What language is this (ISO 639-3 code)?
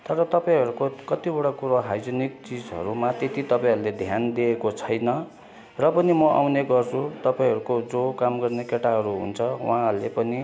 nep